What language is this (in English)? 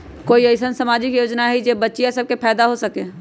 Magahi